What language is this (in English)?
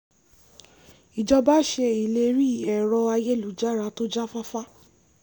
Yoruba